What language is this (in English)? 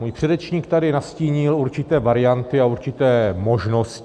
Czech